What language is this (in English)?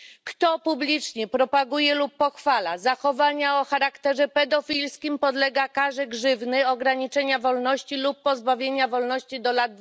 Polish